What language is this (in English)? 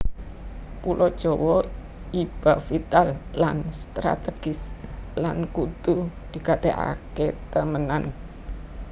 Javanese